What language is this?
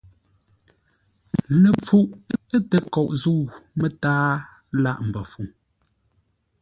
Ngombale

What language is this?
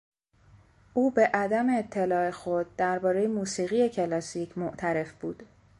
Persian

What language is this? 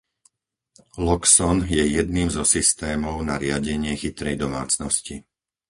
Slovak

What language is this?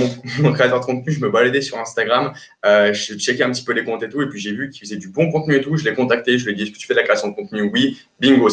French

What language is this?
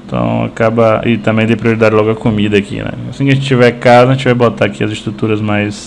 Portuguese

